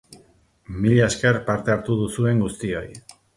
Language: Basque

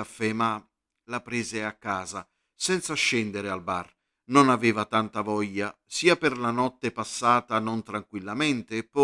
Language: Italian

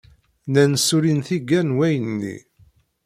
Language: Kabyle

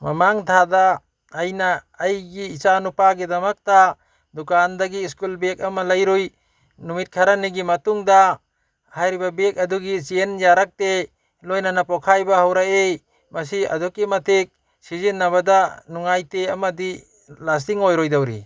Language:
Manipuri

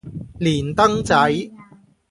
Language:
Cantonese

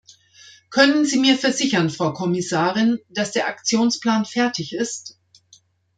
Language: German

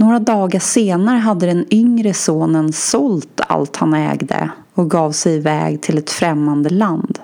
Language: Swedish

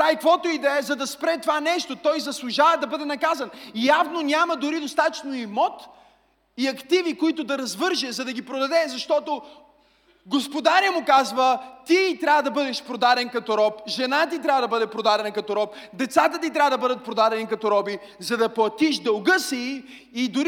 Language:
Bulgarian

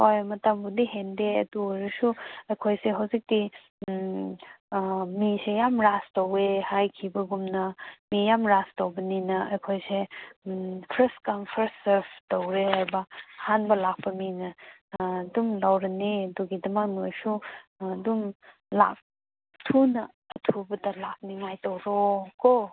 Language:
Manipuri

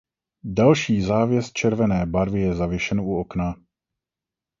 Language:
Czech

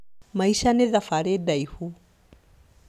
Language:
Kikuyu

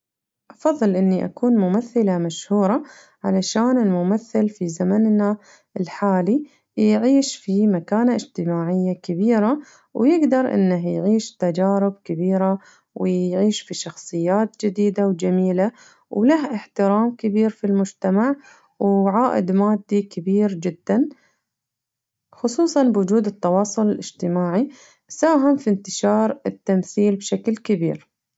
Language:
Najdi Arabic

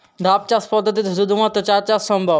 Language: Bangla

